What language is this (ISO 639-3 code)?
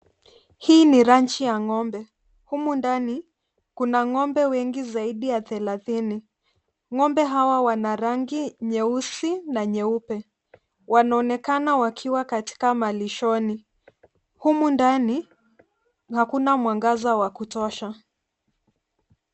swa